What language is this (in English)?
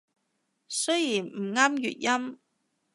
Cantonese